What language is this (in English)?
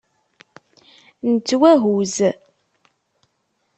Kabyle